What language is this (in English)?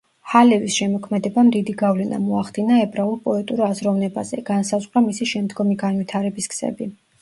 Georgian